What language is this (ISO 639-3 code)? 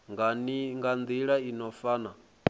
ven